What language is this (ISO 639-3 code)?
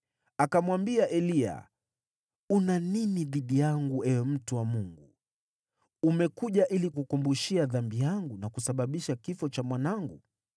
swa